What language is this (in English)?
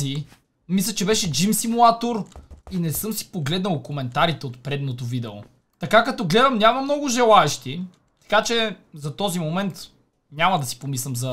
Bulgarian